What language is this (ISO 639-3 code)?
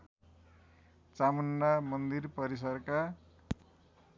nep